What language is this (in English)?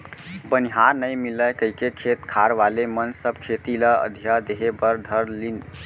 Chhattisgarhi